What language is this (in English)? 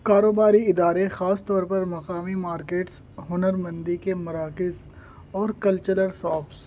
Urdu